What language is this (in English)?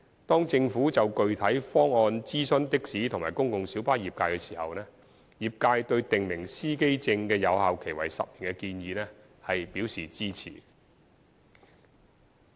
Cantonese